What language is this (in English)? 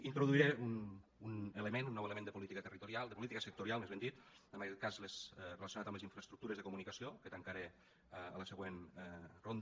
Catalan